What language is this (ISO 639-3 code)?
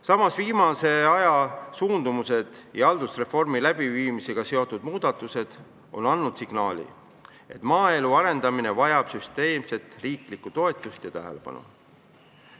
est